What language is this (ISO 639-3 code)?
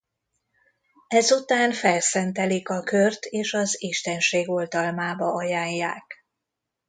hun